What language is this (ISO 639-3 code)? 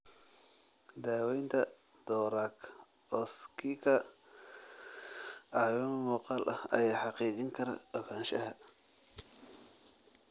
som